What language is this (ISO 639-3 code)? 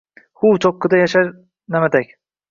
uzb